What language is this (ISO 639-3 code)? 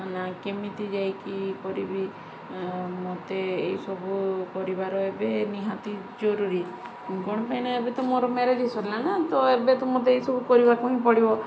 ori